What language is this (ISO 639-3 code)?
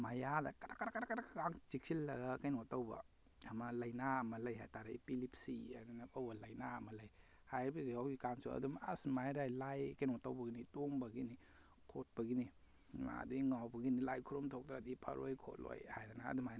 mni